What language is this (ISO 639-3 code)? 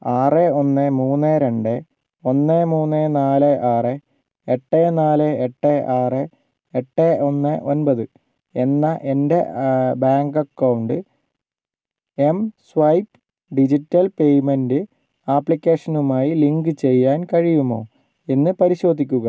mal